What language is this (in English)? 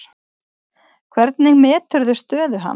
Icelandic